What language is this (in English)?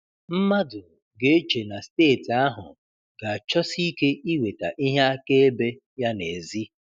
Igbo